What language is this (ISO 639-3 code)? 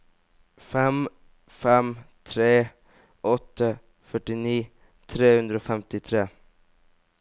nor